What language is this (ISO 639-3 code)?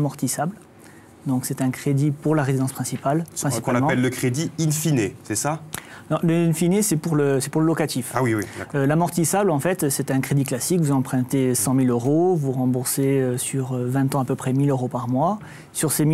fra